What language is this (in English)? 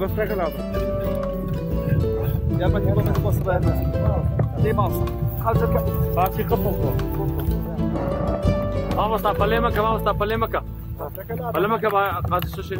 Arabic